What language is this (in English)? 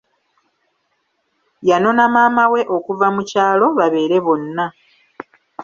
Ganda